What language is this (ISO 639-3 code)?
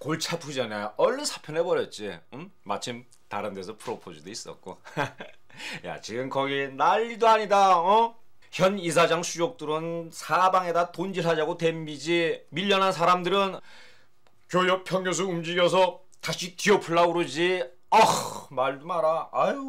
kor